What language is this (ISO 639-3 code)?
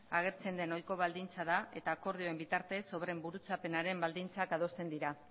eus